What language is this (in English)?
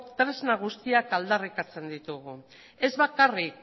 Basque